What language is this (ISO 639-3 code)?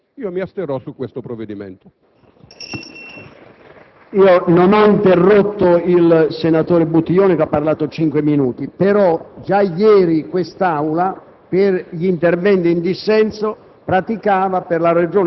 ita